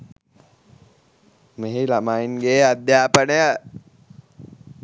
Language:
Sinhala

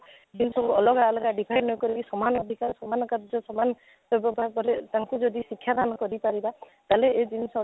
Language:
Odia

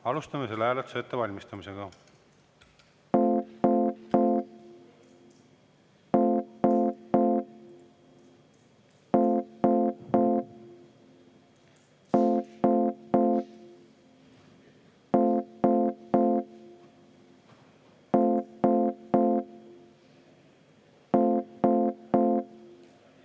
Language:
Estonian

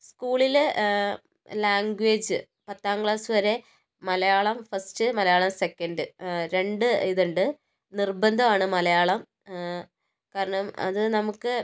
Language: Malayalam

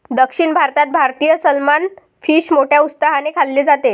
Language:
Marathi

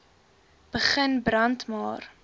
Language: Afrikaans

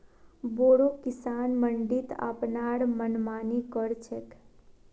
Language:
Magahi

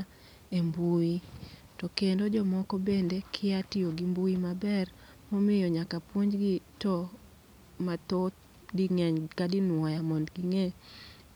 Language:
Luo (Kenya and Tanzania)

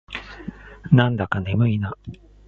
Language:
Japanese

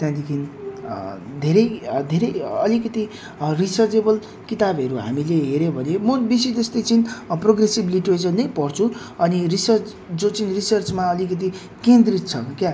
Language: Nepali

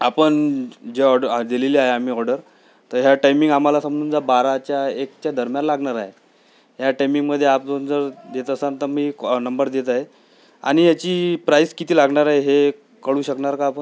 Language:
Marathi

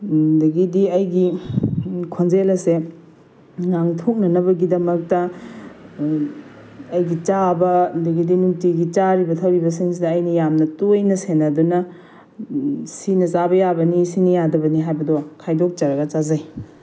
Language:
Manipuri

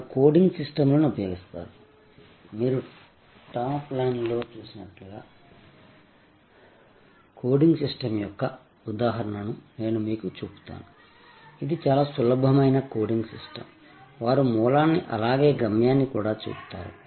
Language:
Telugu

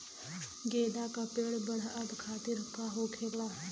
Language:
Bhojpuri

